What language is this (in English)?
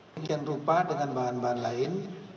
Indonesian